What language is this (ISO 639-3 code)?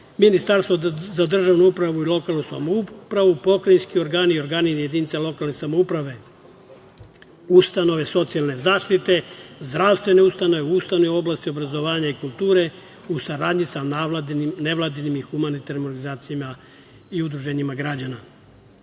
srp